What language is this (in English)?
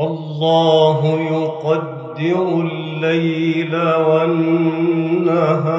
Arabic